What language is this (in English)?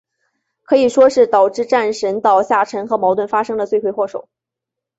Chinese